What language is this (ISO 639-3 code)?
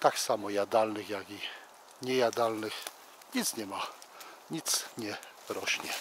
pol